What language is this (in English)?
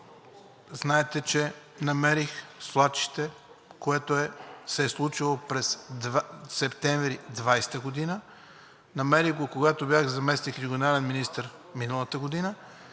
Bulgarian